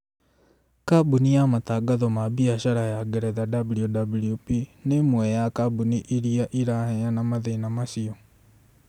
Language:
Kikuyu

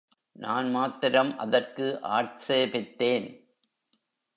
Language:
Tamil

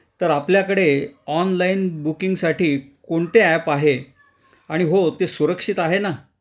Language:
Marathi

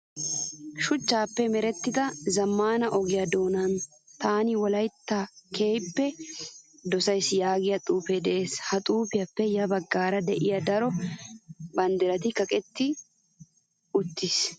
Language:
Wolaytta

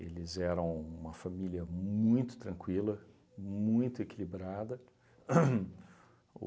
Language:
Portuguese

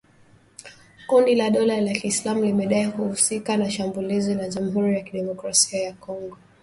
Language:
Swahili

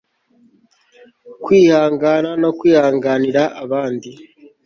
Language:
Kinyarwanda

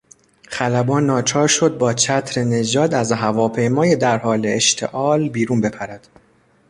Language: Persian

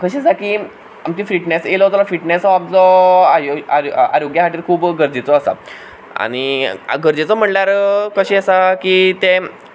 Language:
Konkani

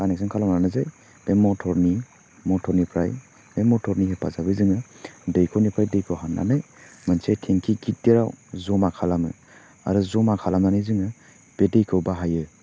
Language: Bodo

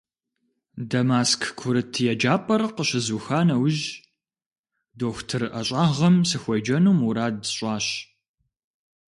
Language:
Kabardian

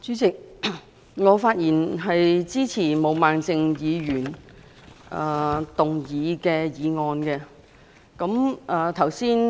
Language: Cantonese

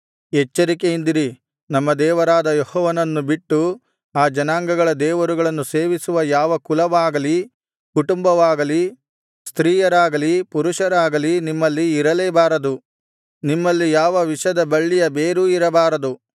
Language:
Kannada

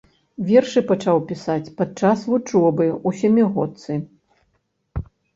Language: Belarusian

